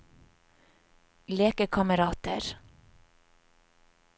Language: Norwegian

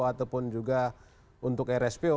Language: Indonesian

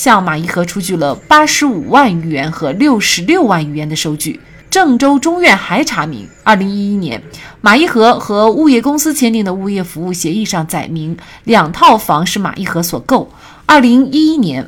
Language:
Chinese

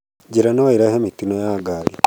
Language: Kikuyu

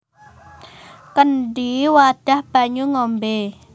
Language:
Javanese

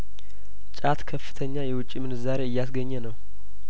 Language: Amharic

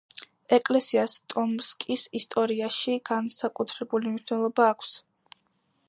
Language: Georgian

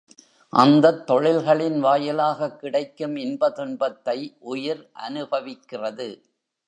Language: Tamil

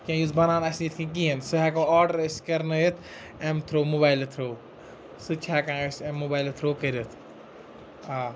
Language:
Kashmiri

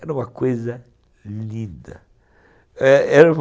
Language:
Portuguese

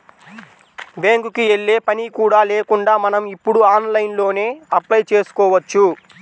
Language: Telugu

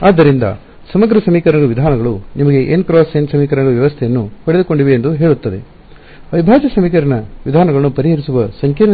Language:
Kannada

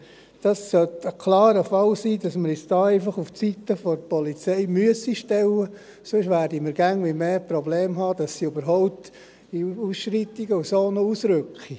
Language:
Swiss German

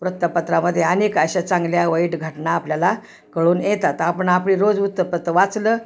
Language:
Marathi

